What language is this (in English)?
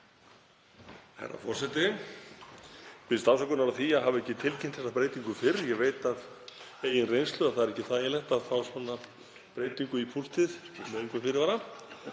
Icelandic